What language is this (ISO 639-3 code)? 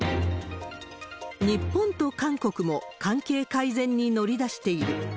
jpn